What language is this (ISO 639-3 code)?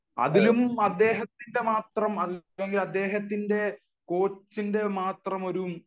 mal